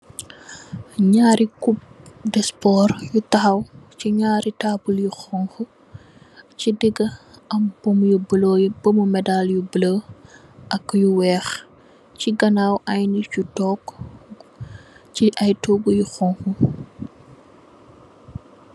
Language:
Wolof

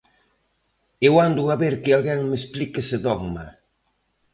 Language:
Galician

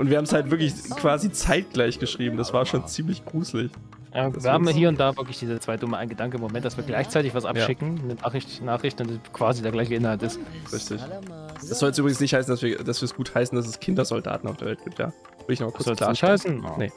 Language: German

